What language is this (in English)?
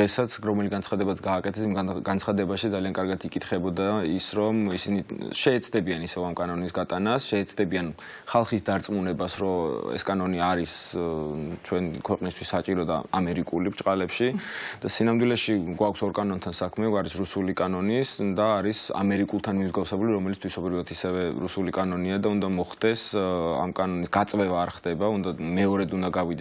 Romanian